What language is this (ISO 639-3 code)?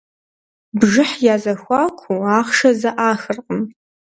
kbd